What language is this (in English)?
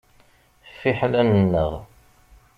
Kabyle